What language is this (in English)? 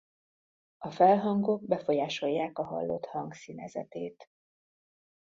Hungarian